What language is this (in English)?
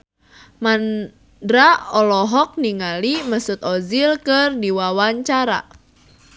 Sundanese